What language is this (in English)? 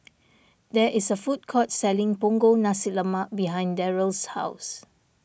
English